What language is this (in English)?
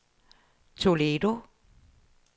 Danish